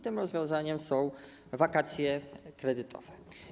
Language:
Polish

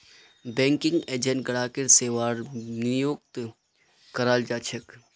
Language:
Magahi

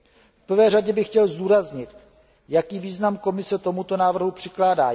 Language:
Czech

